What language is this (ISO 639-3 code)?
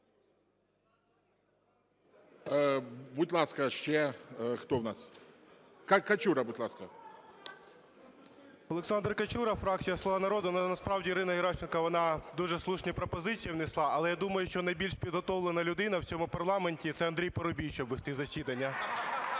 ukr